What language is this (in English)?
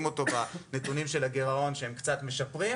Hebrew